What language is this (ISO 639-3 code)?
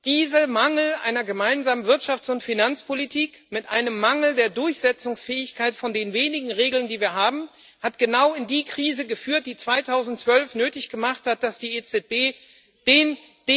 deu